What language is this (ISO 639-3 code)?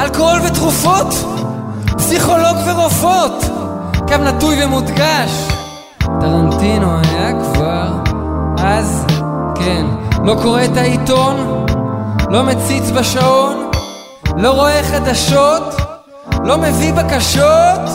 heb